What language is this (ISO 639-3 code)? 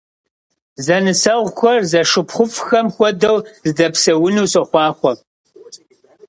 kbd